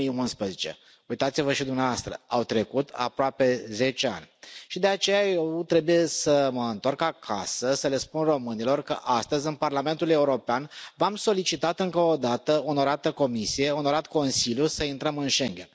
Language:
Romanian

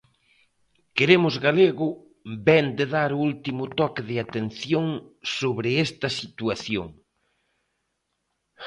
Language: Galician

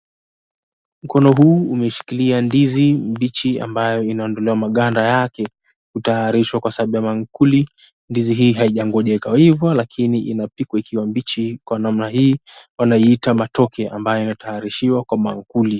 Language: Swahili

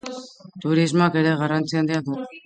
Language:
Basque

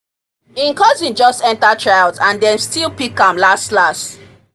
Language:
Nigerian Pidgin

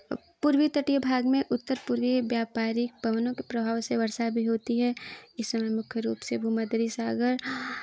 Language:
Hindi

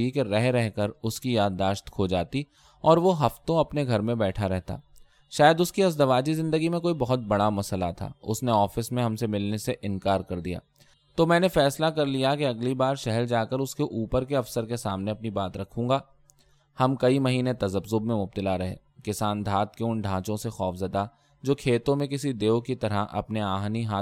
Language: Urdu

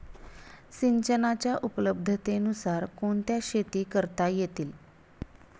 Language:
Marathi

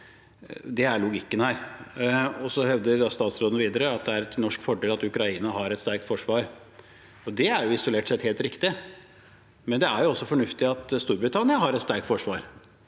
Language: Norwegian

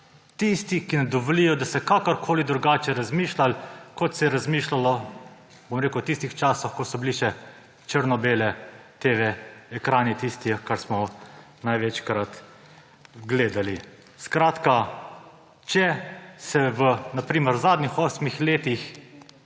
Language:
Slovenian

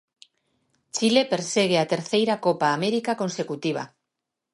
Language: Galician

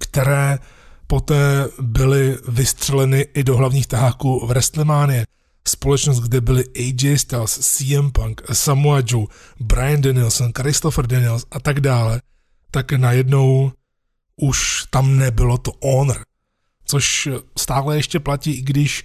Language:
Czech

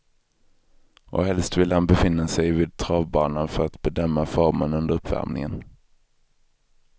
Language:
Swedish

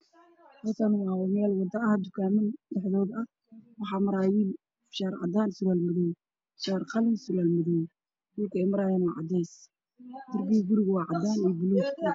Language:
Somali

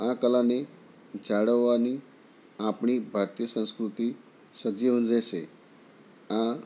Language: Gujarati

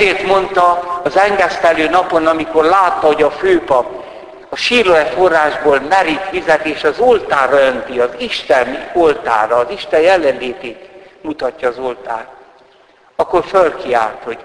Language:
Hungarian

